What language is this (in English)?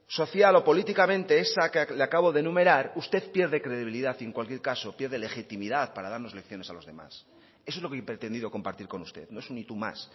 Spanish